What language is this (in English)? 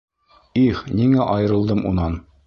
Bashkir